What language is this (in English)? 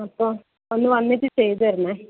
Malayalam